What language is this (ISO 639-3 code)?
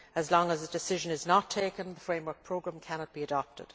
eng